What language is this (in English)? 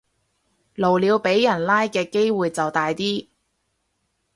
Cantonese